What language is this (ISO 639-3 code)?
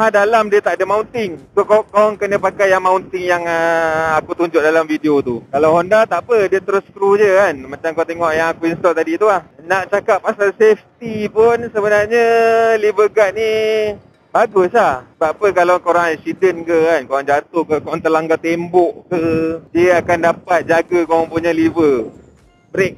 msa